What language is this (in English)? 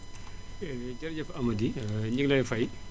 Wolof